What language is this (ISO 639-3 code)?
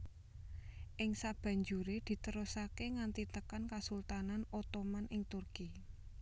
jav